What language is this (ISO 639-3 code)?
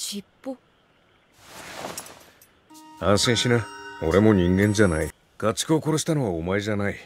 jpn